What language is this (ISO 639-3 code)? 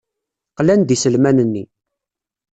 kab